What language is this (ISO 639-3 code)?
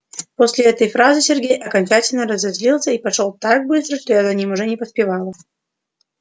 rus